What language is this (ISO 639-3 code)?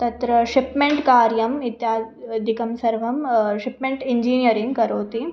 san